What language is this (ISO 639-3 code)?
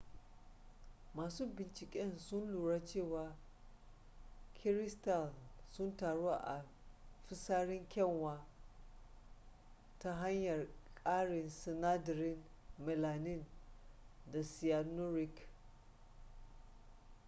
hau